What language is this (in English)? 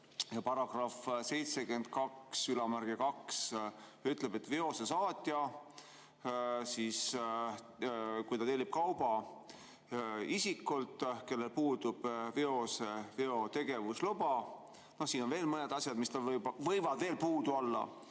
Estonian